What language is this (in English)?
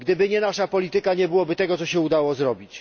Polish